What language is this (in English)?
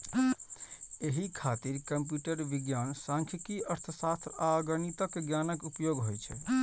Maithili